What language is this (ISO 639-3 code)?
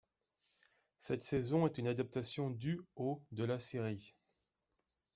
fra